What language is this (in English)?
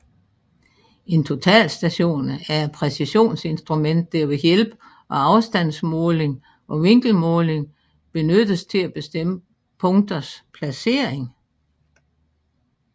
Danish